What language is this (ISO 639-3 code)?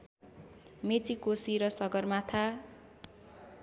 nep